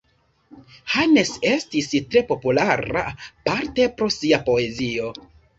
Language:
Esperanto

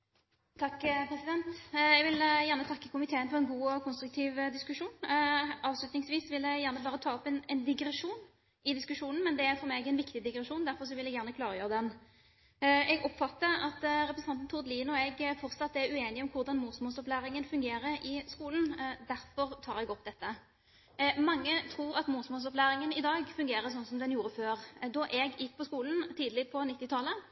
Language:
Norwegian Bokmål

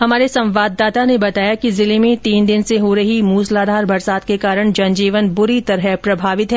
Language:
Hindi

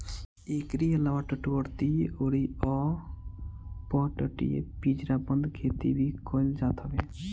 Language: Bhojpuri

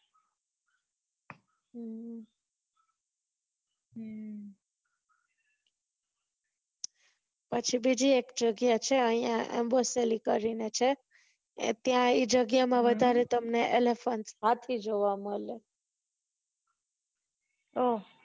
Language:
Gujarati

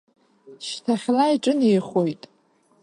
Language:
Abkhazian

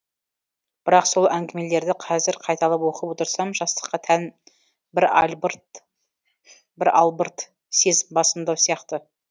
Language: Kazakh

